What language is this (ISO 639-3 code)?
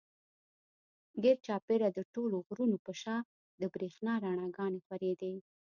pus